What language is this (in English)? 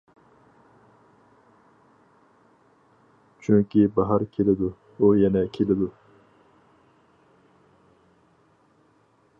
Uyghur